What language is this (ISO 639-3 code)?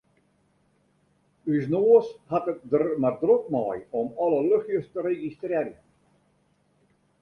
fry